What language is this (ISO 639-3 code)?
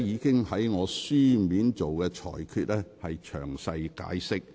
yue